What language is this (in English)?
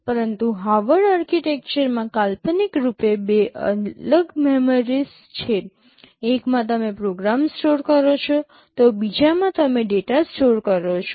Gujarati